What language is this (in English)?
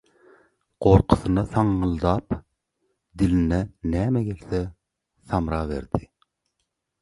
Turkmen